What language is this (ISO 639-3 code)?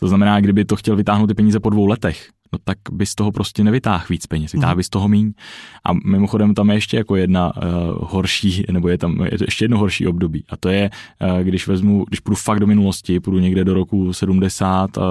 ces